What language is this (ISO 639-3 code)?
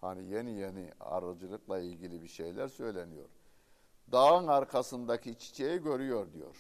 tur